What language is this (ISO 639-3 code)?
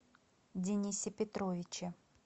rus